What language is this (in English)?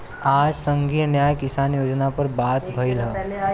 Bhojpuri